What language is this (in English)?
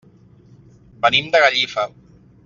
Catalan